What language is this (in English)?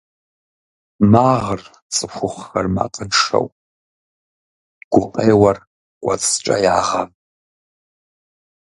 Kabardian